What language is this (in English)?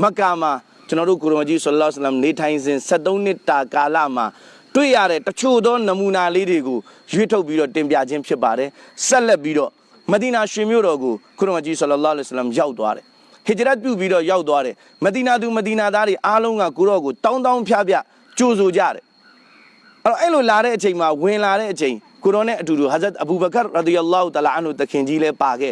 English